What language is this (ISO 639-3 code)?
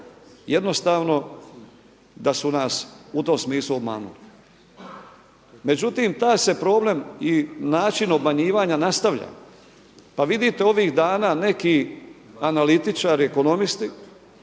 hrv